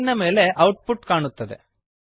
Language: Kannada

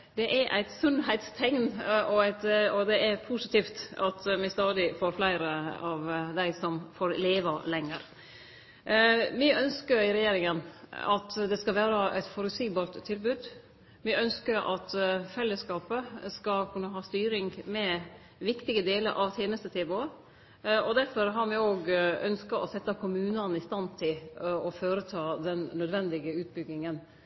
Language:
Norwegian Nynorsk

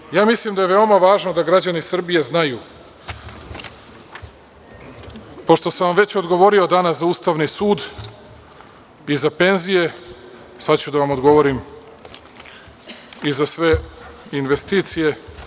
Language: Serbian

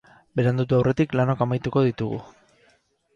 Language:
Basque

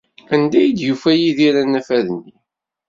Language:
Kabyle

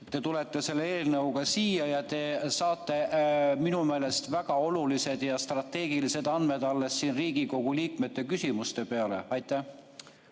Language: Estonian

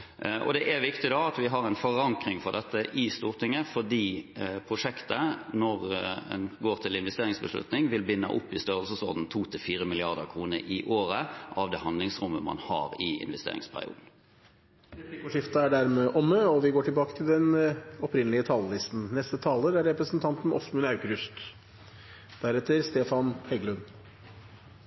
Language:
Norwegian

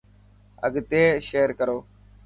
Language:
Dhatki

